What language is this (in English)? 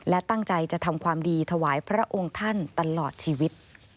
Thai